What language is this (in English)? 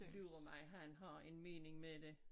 Danish